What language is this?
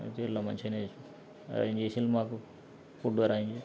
Telugu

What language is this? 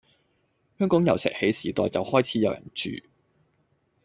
Cantonese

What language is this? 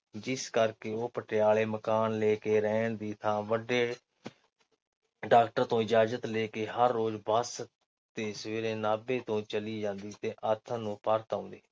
Punjabi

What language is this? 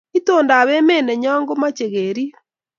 Kalenjin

